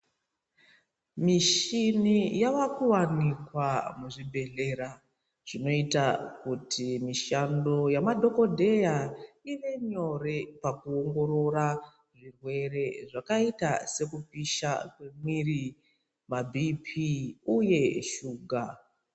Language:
Ndau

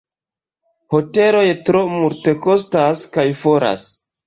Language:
Esperanto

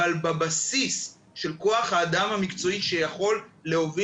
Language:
Hebrew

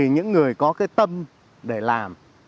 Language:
Vietnamese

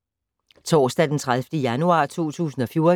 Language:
Danish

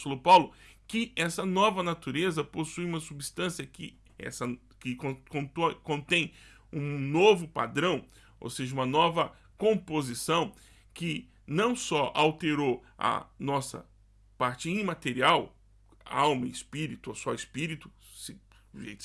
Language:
Portuguese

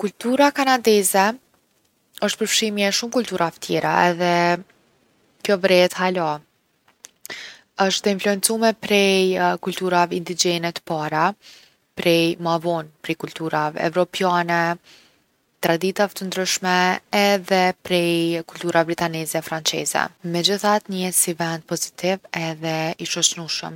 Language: Gheg Albanian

